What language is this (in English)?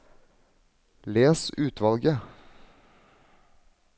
Norwegian